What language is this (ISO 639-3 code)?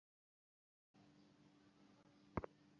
ben